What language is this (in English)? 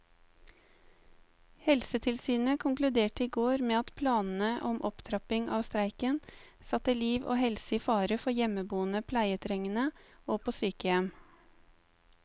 Norwegian